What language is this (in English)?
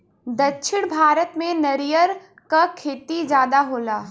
Bhojpuri